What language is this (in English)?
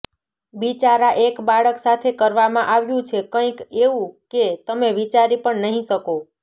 Gujarati